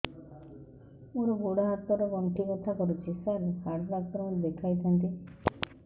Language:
Odia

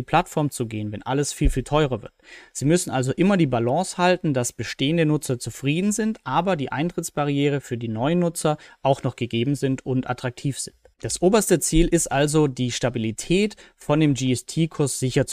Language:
German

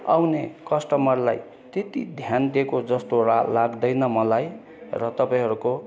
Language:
Nepali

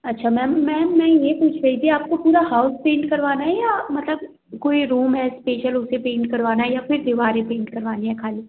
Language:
Hindi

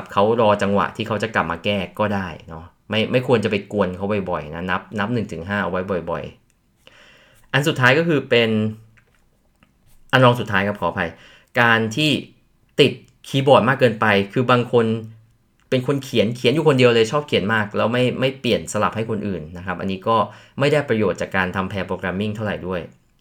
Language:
Thai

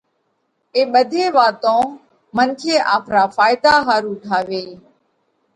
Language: Parkari Koli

